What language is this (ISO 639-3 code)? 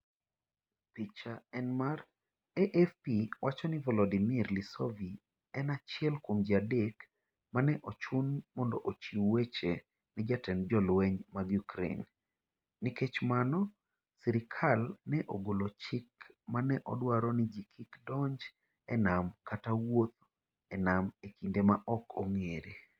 luo